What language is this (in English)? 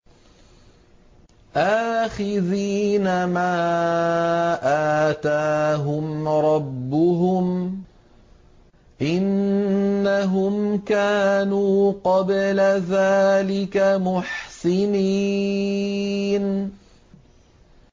Arabic